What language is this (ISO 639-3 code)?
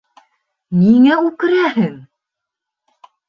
bak